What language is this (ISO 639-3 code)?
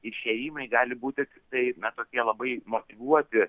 lit